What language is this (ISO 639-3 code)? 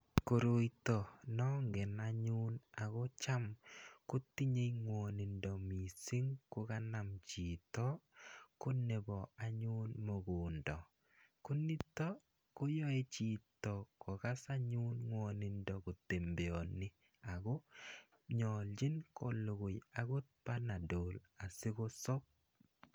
kln